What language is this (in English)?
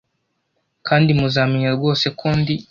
Kinyarwanda